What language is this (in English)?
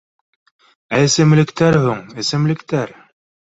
Bashkir